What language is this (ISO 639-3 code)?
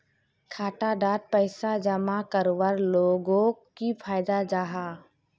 mag